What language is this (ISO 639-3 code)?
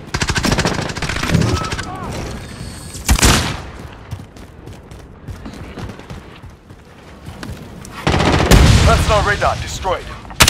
eng